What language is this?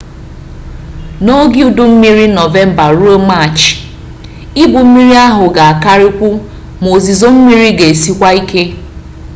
Igbo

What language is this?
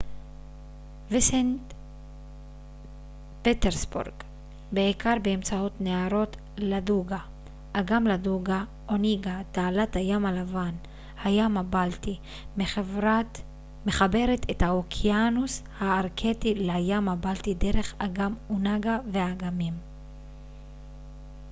Hebrew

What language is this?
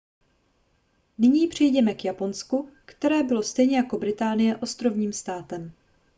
Czech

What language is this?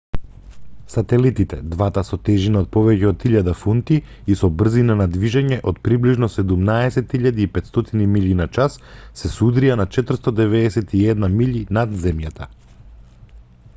Macedonian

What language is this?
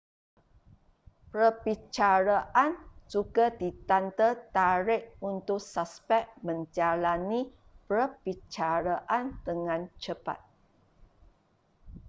Malay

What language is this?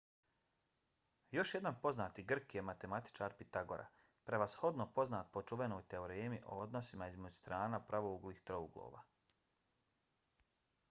Bosnian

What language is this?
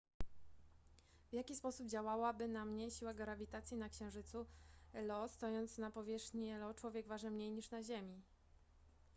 Polish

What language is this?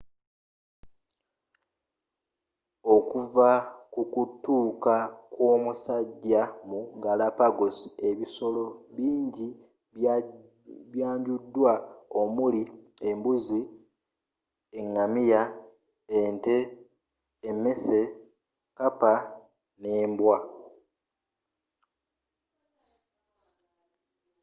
Ganda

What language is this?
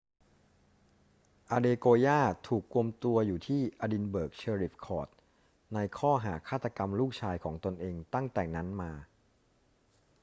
Thai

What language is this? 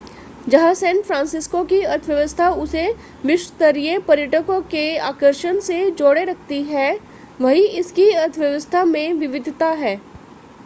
Hindi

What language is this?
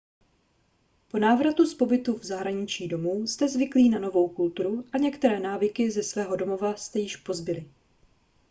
Czech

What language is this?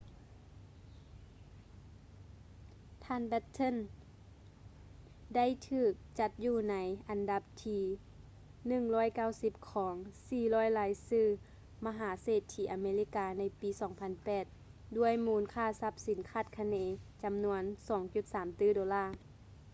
Lao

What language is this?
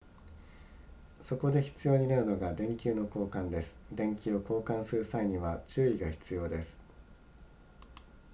Japanese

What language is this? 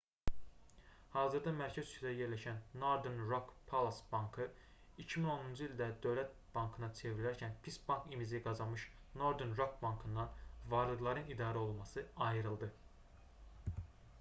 Azerbaijani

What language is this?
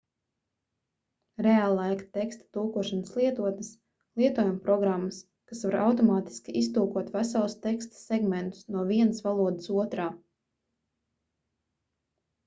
Latvian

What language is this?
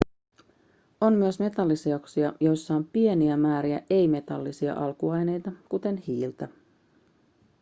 Finnish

